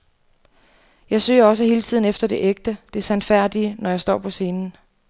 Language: Danish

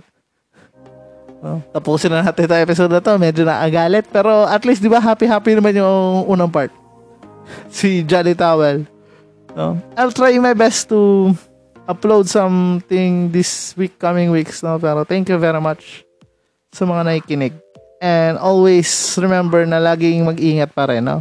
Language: Filipino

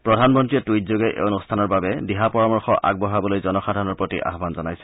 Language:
Assamese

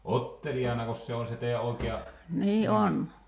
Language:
Finnish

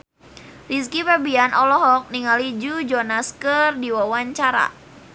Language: Sundanese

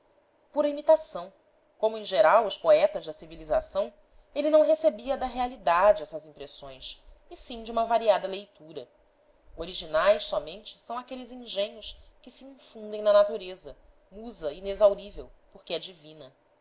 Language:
Portuguese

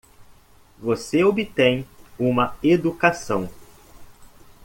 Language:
Portuguese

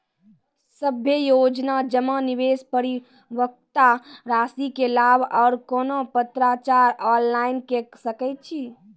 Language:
Maithili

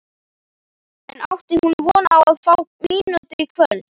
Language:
Icelandic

